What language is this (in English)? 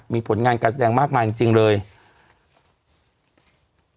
Thai